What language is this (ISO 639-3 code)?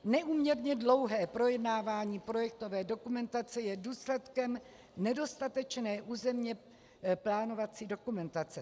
ces